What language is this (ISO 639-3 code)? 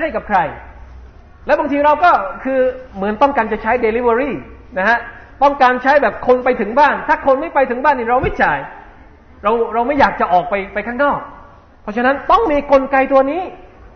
tha